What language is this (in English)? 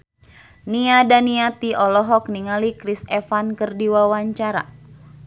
Sundanese